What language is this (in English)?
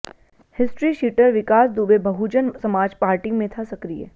Hindi